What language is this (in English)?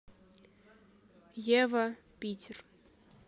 Russian